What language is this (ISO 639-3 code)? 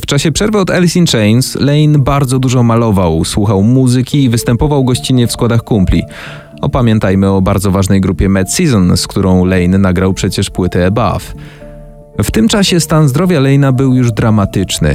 pol